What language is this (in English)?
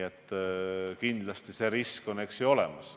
Estonian